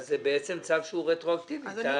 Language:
Hebrew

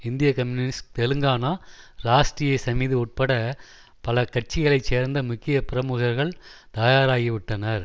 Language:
Tamil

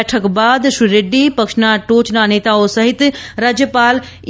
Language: Gujarati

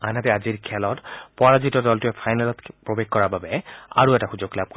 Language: Assamese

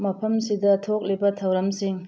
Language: Manipuri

